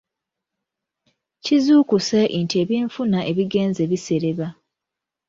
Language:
Ganda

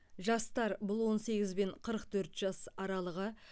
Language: Kazakh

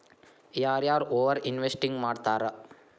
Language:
Kannada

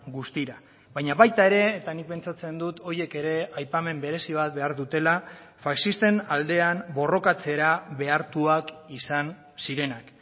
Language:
Basque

